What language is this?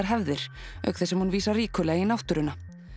Icelandic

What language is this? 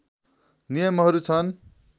Nepali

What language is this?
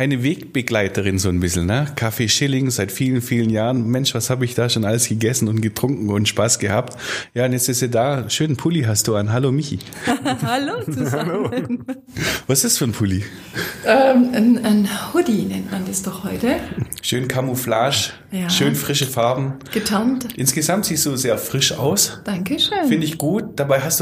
German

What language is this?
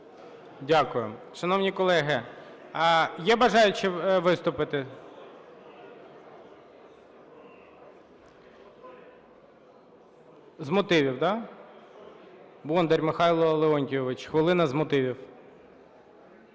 Ukrainian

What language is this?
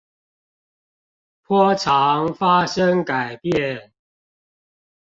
Chinese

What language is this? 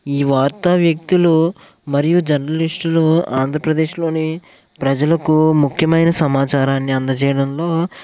Telugu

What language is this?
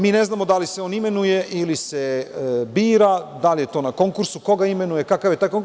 Serbian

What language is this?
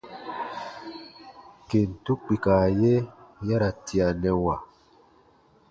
Baatonum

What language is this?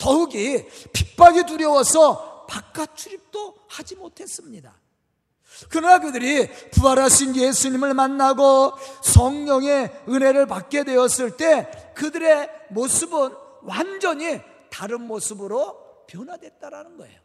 Korean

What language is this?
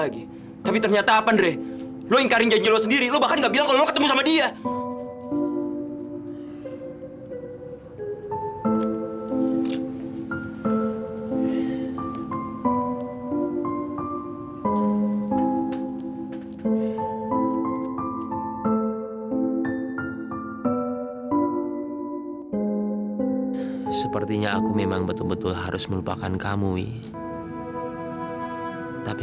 Indonesian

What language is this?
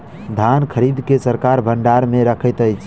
Maithili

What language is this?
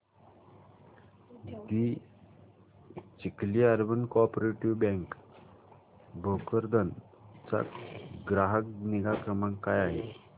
Marathi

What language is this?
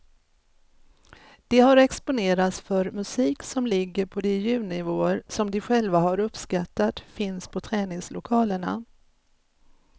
Swedish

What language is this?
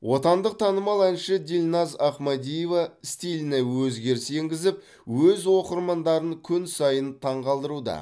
Kazakh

